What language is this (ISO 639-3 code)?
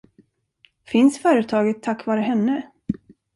swe